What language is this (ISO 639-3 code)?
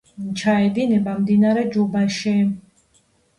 kat